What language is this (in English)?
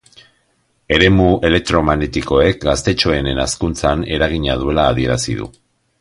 Basque